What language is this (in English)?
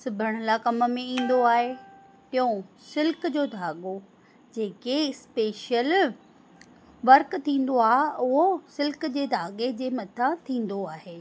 Sindhi